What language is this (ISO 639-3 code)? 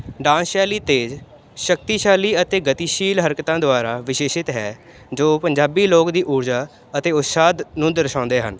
pan